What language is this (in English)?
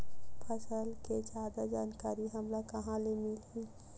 Chhattisgarhi